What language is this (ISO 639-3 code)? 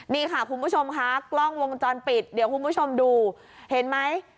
tha